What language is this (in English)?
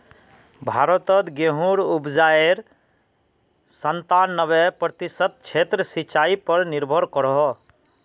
Magahi